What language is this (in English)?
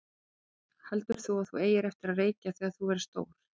Icelandic